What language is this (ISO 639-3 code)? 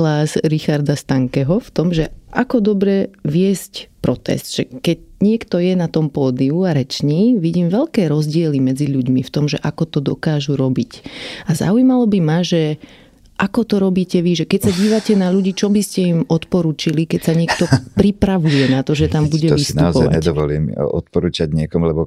slk